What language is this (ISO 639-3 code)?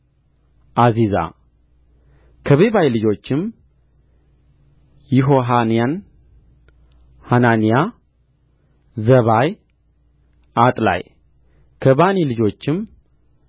amh